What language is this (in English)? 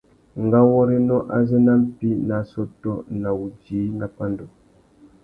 Tuki